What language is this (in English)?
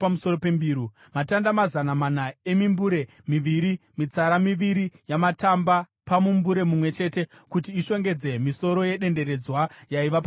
Shona